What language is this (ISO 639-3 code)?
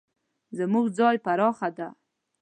pus